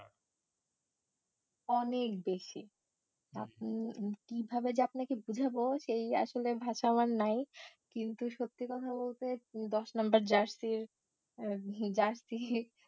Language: Bangla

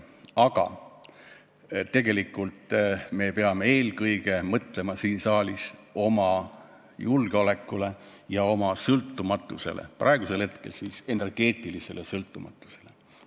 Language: Estonian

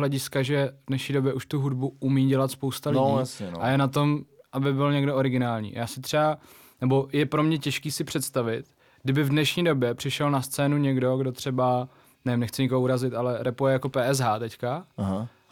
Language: Czech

